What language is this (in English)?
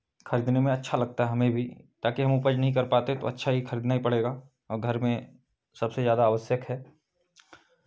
Hindi